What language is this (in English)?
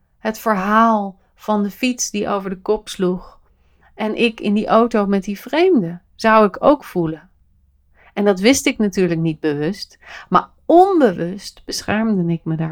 Dutch